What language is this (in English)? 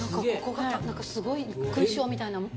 Japanese